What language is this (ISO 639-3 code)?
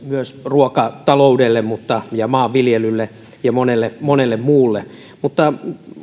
fin